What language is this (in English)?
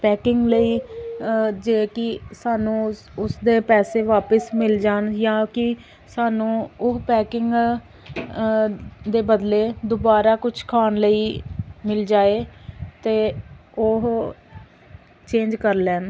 Punjabi